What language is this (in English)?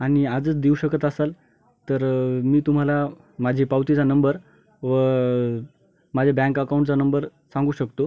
Marathi